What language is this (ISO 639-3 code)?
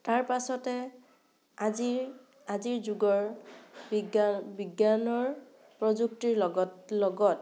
asm